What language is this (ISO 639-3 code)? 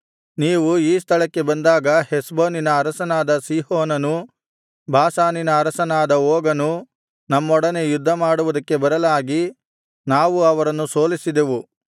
kan